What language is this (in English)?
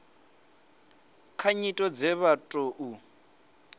Venda